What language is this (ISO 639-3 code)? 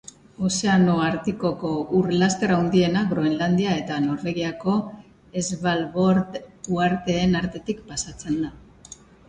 eus